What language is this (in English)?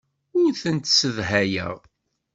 Kabyle